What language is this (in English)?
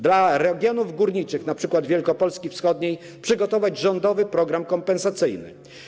Polish